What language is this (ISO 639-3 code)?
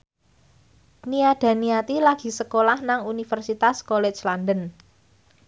jav